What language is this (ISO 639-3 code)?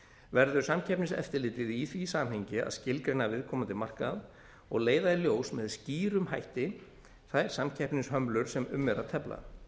isl